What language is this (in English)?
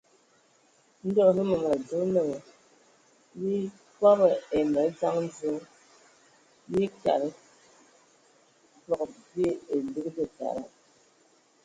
Ewondo